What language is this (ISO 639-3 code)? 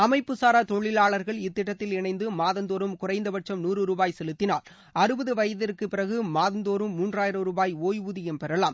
tam